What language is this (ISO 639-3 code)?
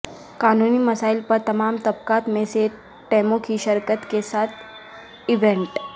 urd